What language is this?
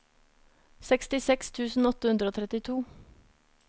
Norwegian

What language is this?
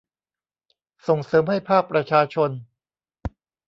Thai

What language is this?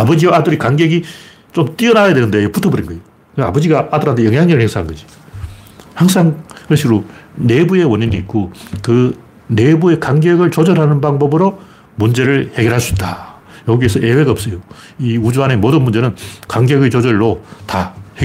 Korean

